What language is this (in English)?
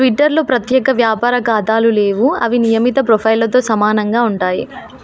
Telugu